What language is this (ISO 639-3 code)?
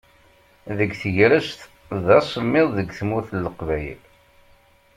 kab